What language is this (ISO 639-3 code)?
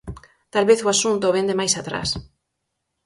glg